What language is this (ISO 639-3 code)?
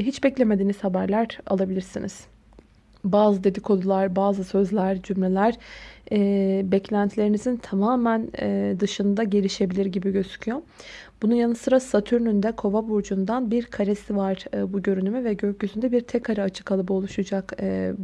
tur